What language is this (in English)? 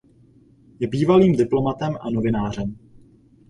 Czech